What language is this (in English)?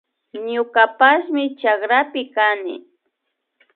Imbabura Highland Quichua